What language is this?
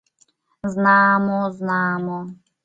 Mari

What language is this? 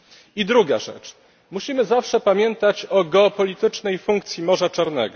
Polish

